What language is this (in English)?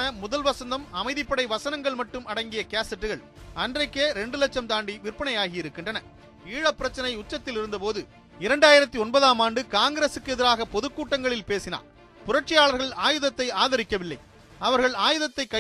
Tamil